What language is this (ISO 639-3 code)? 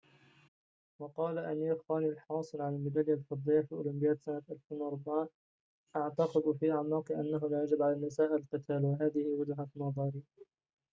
ara